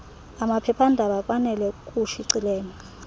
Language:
Xhosa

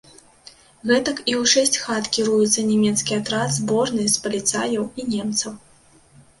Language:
Belarusian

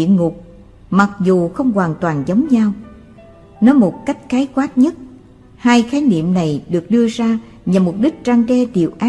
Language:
Vietnamese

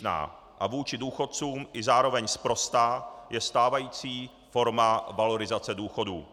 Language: Czech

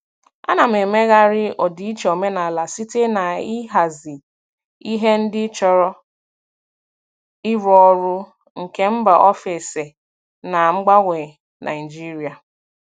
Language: Igbo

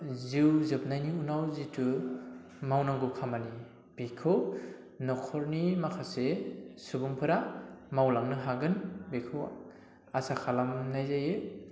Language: Bodo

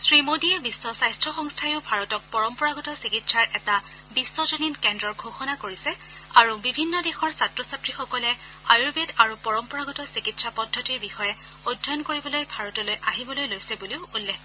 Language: Assamese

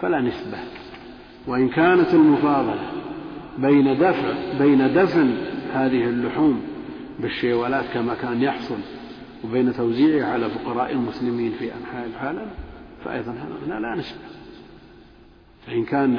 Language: Arabic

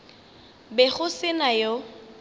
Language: Northern Sotho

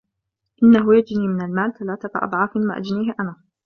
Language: Arabic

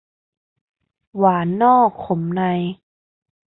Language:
Thai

